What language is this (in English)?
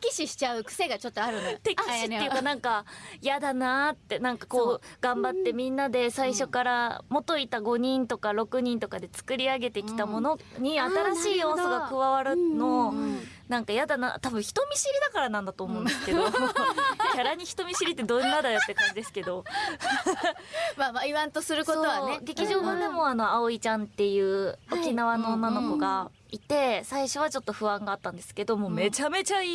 Japanese